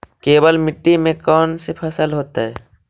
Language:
Magahi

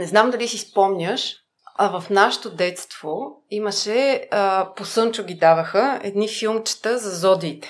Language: Bulgarian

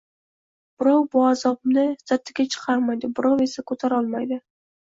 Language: Uzbek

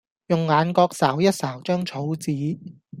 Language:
Cantonese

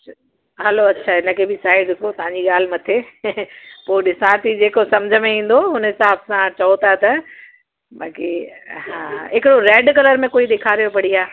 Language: Sindhi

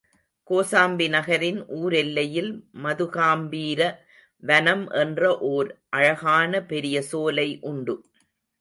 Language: Tamil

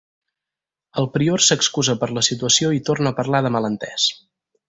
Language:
Catalan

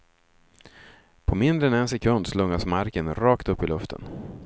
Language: Swedish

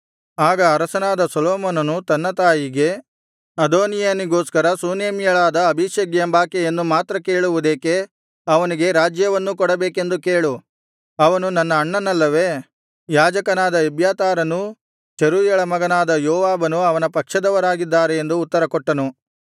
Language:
Kannada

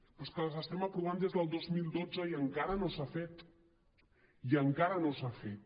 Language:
Catalan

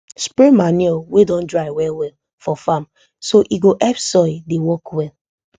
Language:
Nigerian Pidgin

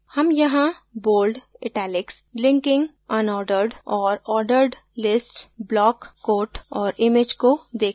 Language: Hindi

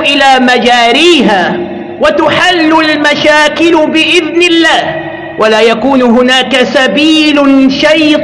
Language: Arabic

